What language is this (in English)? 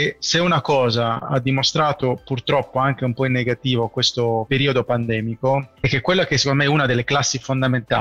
Italian